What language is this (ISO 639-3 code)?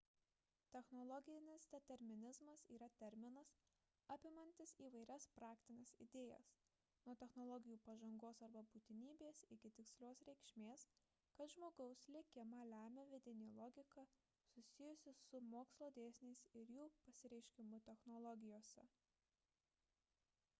lit